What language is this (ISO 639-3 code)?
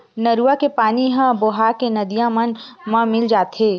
hne